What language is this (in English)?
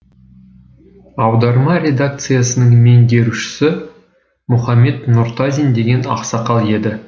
Kazakh